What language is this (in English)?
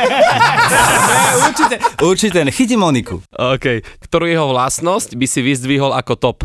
Slovak